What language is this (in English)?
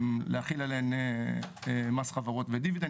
Hebrew